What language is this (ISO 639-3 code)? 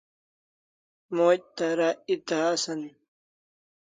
kls